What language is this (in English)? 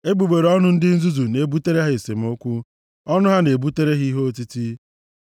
Igbo